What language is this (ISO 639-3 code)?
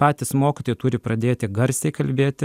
lit